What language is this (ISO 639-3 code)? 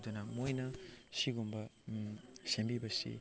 mni